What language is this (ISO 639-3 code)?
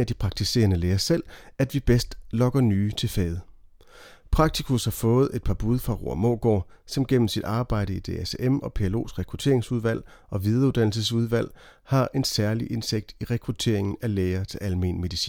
dan